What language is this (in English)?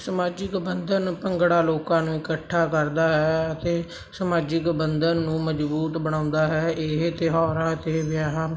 Punjabi